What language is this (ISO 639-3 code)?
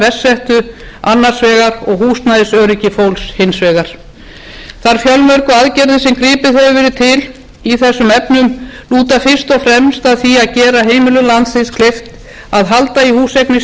isl